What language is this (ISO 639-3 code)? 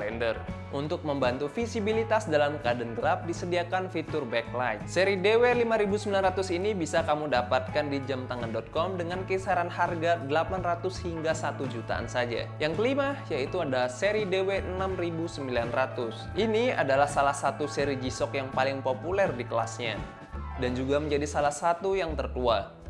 ind